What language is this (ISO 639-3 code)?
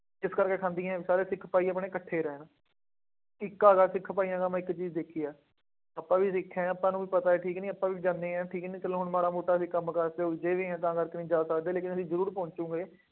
pan